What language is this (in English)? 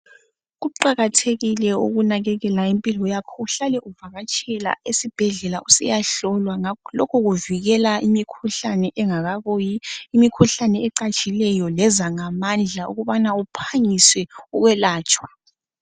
North Ndebele